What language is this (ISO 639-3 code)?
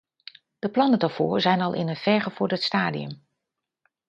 nld